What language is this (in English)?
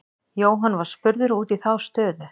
Icelandic